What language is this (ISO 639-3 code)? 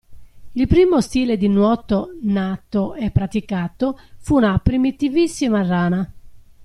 ita